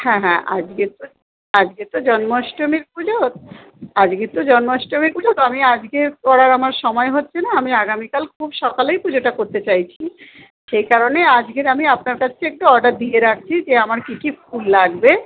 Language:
Bangla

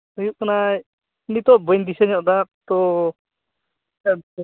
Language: Santali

